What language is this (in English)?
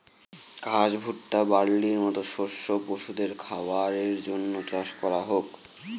Bangla